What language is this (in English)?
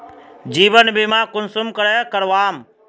Magahi